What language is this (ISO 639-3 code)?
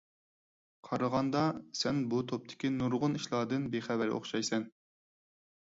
uig